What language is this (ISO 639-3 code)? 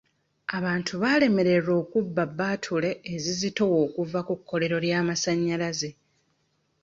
lug